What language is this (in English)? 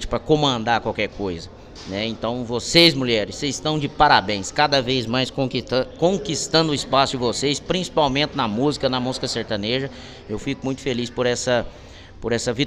Portuguese